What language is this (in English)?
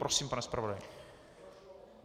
Czech